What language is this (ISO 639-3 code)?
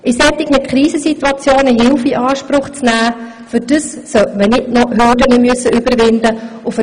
gsw